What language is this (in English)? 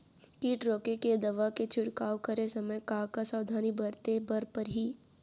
Chhattisgarhi